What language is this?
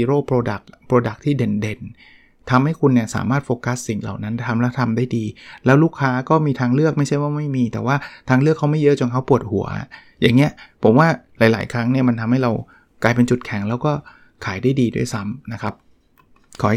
Thai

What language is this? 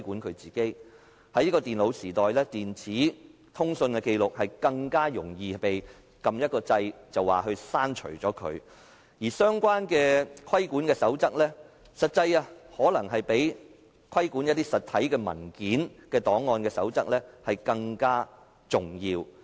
Cantonese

